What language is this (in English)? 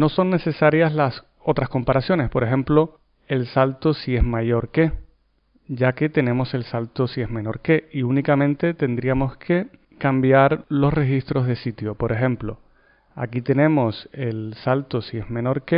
Spanish